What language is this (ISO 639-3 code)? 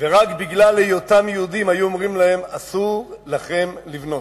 heb